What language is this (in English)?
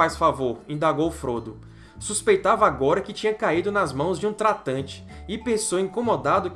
Portuguese